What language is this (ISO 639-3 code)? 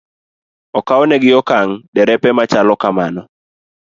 luo